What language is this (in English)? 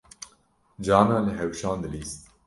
Kurdish